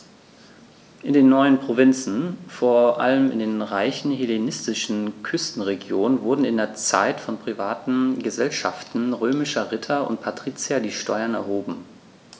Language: German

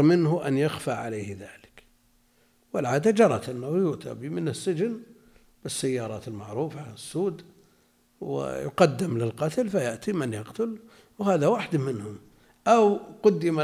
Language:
Arabic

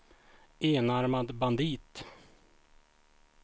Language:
Swedish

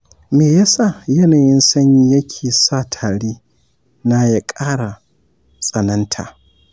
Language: Hausa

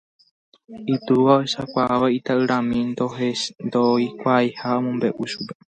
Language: Guarani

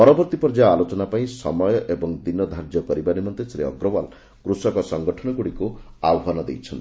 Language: Odia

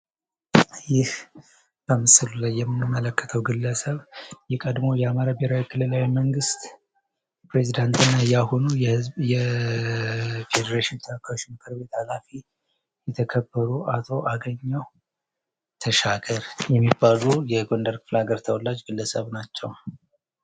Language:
Amharic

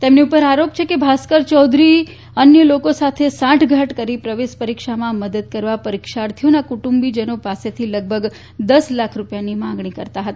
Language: Gujarati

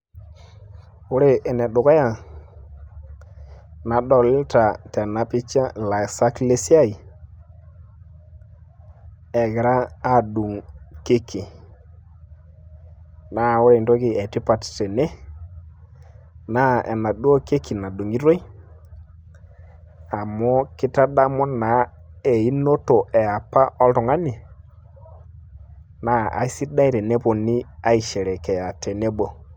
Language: Masai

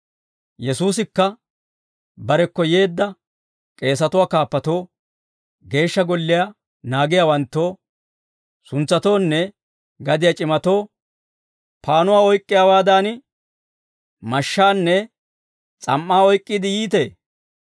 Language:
Dawro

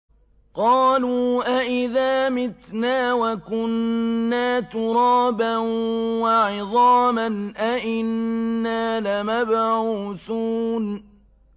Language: Arabic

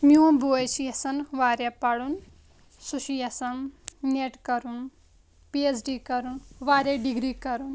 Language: Kashmiri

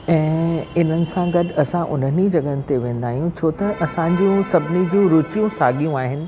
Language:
Sindhi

